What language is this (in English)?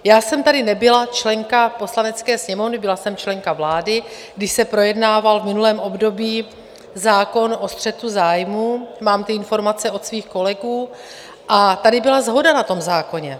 Czech